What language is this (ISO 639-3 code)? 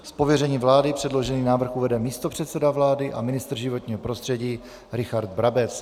ces